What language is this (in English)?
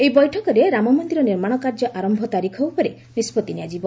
Odia